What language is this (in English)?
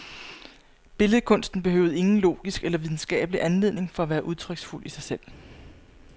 Danish